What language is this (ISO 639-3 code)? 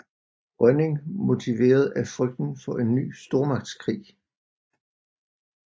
dan